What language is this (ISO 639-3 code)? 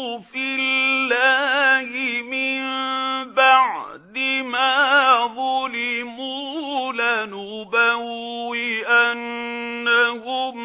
ara